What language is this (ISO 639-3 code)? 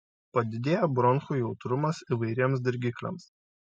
lit